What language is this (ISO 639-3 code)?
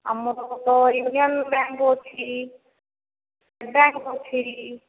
ori